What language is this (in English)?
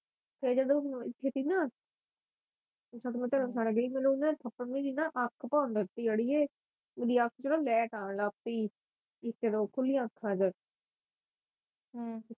Punjabi